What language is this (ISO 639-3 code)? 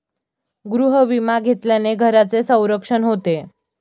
mar